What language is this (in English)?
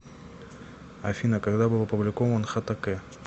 Russian